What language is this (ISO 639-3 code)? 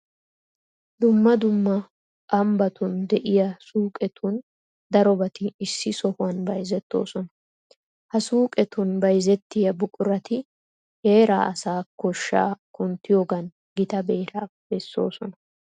wal